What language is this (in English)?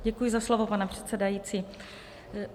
Czech